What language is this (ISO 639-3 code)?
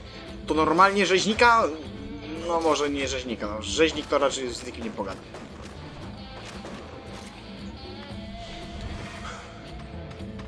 pol